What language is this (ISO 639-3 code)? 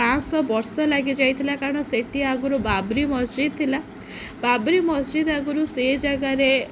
ori